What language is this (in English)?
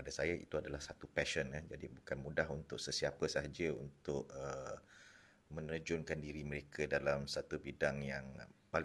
Malay